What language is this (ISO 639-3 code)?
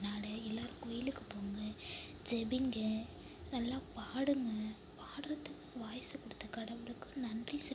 tam